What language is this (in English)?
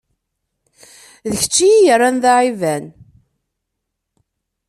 Kabyle